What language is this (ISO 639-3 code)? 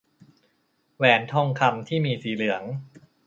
tha